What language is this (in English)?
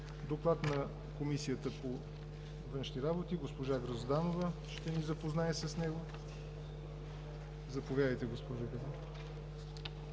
Bulgarian